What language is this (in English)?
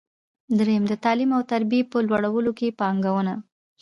Pashto